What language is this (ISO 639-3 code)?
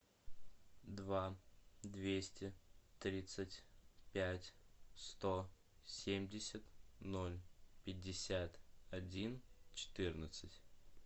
rus